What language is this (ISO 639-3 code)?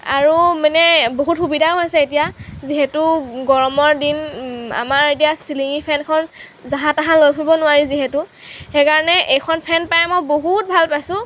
asm